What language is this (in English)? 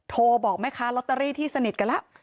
Thai